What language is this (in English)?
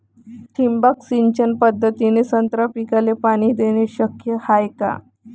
Marathi